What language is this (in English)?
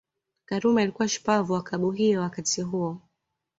Swahili